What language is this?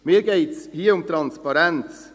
Swiss German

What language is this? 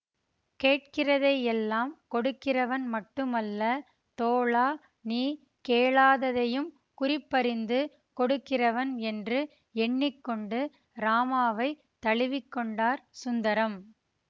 Tamil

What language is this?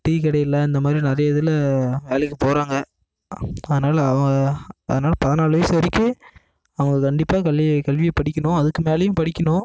Tamil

